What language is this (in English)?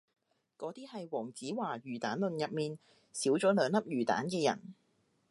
Cantonese